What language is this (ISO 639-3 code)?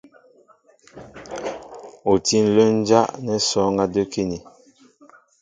mbo